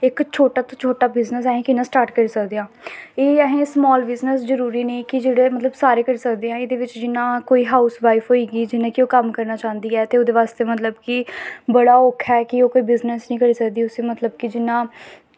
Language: Dogri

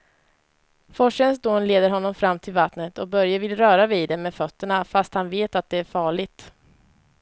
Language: Swedish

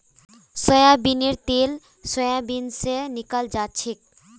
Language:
Magahi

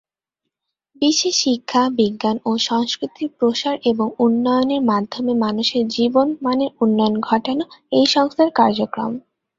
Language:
Bangla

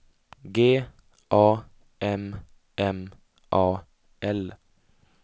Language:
Swedish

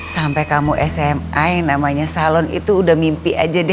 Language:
Indonesian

